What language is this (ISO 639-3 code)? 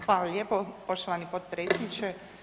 hrv